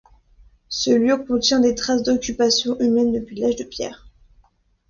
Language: French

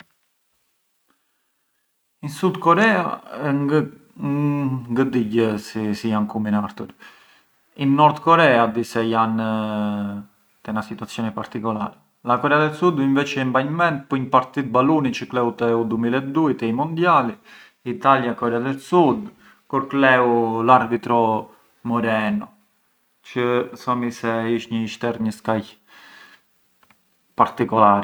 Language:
Arbëreshë Albanian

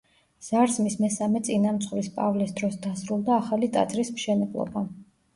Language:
Georgian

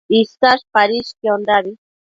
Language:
Matsés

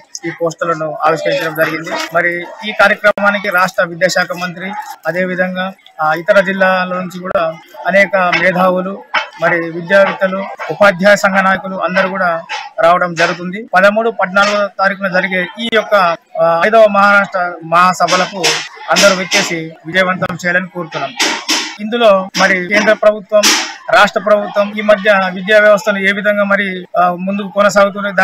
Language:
Telugu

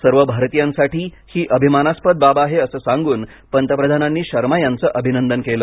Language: Marathi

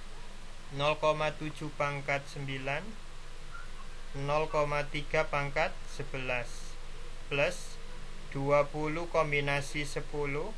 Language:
Indonesian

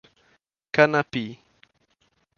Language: Portuguese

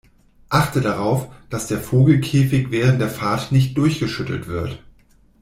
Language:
German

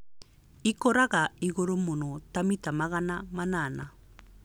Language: Kikuyu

